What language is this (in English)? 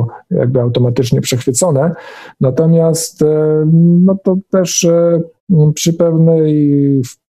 Polish